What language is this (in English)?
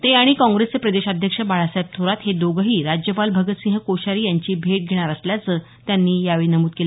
Marathi